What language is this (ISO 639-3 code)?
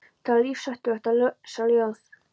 isl